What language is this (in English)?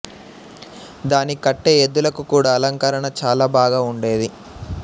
Telugu